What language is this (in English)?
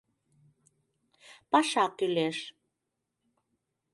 Mari